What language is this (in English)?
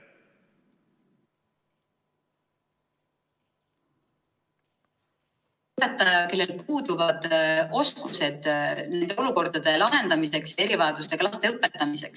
Estonian